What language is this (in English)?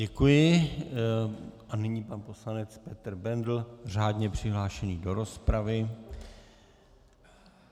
Czech